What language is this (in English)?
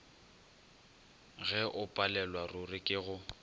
Northern Sotho